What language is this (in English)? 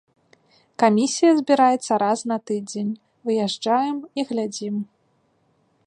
Belarusian